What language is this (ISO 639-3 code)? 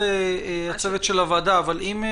heb